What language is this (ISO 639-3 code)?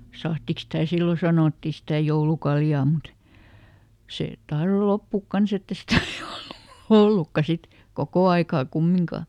fin